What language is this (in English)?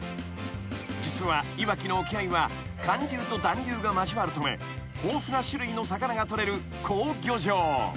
Japanese